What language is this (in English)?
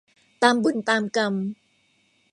Thai